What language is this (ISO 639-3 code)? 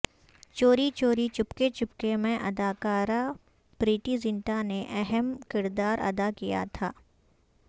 urd